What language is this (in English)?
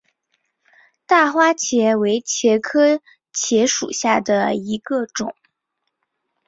Chinese